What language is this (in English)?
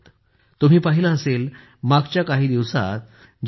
Marathi